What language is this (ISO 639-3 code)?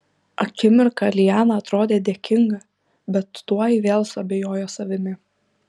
lit